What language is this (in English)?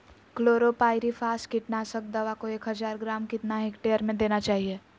Magahi